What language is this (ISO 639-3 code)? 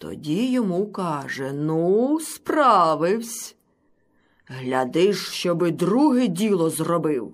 ukr